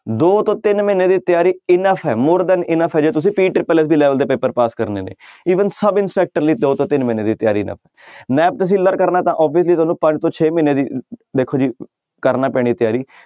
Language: Punjabi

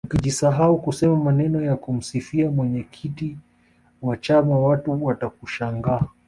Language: Swahili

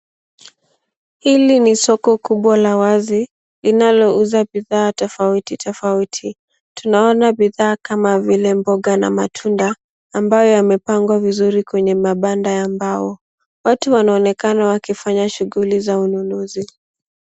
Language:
Swahili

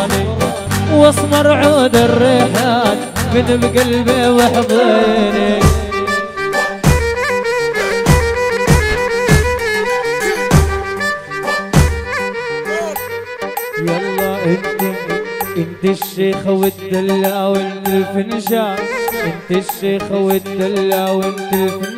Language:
Arabic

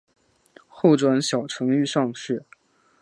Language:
Chinese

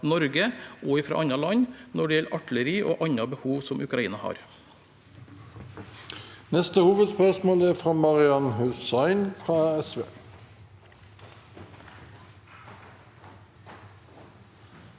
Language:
Norwegian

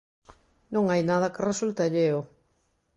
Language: Galician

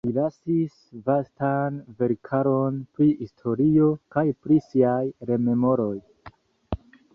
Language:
Esperanto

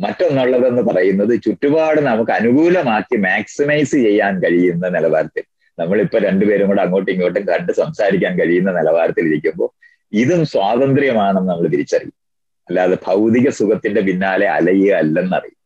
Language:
Malayalam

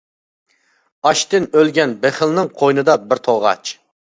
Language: Uyghur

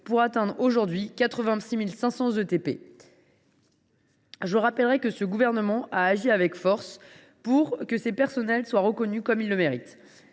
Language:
French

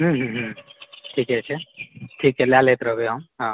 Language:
Maithili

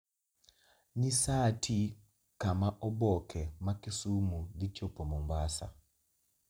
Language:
Luo (Kenya and Tanzania)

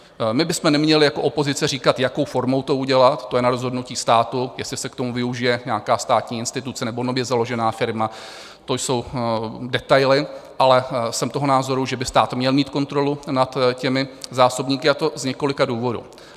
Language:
Czech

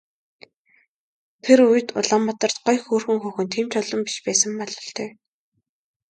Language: Mongolian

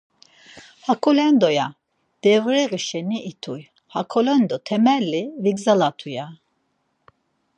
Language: Laz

